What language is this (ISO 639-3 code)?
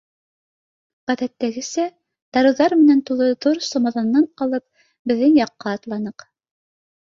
bak